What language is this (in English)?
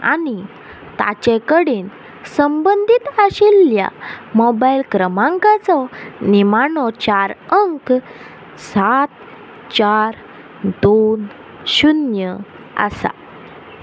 Konkani